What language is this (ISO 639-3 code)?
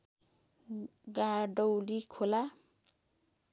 nep